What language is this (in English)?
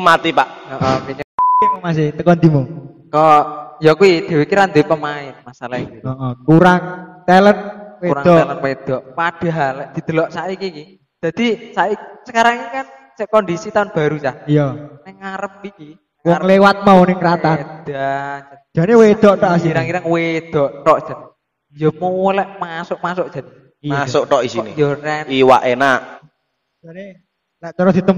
Indonesian